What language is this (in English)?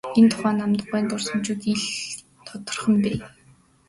Mongolian